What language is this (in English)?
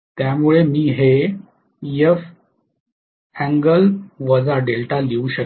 Marathi